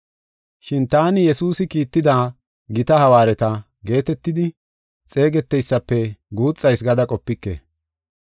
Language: Gofa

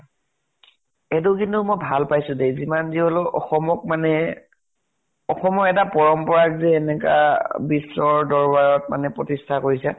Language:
Assamese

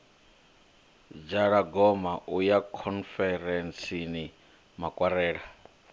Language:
Venda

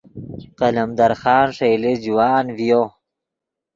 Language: Yidgha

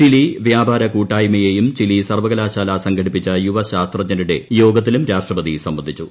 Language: Malayalam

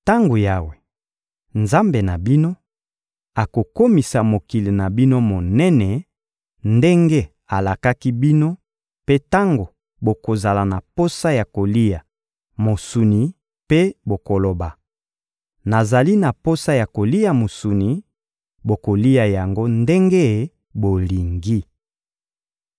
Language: Lingala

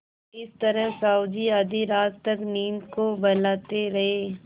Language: Hindi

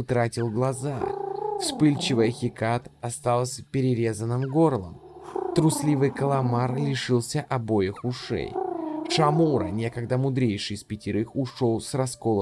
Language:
Russian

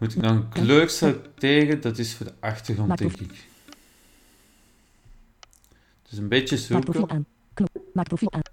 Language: Dutch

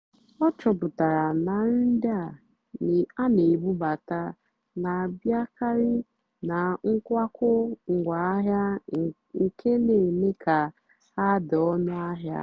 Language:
Igbo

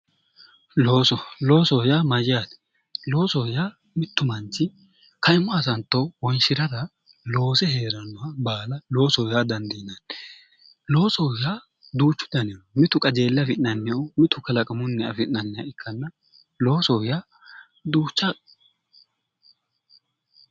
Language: Sidamo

